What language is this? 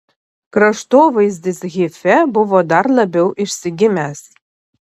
Lithuanian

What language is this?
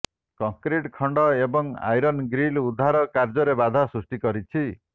Odia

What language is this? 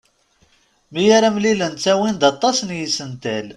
Kabyle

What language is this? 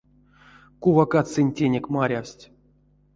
Erzya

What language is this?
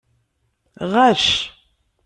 Kabyle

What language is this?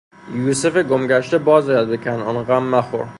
Persian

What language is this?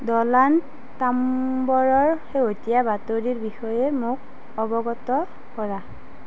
Assamese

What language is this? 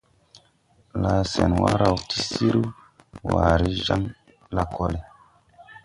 Tupuri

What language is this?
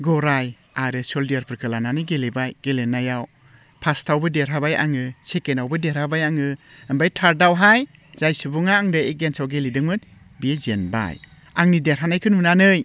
Bodo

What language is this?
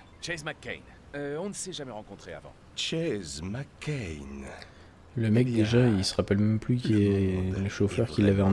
French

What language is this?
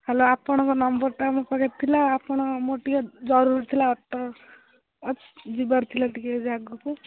Odia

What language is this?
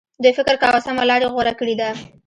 Pashto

